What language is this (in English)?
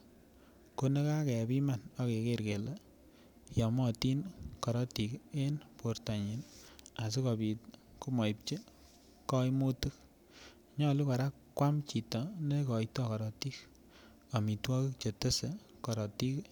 Kalenjin